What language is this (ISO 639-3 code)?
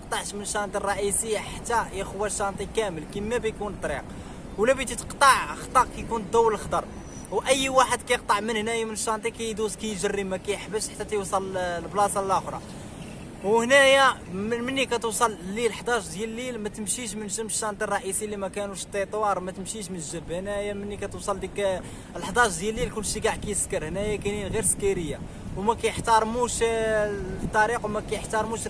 ara